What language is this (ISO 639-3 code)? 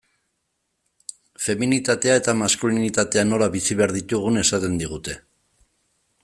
eus